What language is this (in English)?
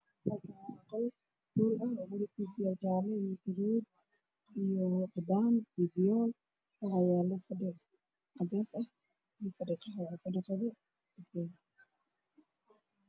Somali